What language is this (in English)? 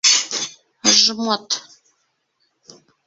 Bashkir